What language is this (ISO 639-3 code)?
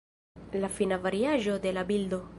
epo